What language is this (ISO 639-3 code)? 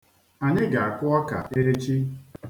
ibo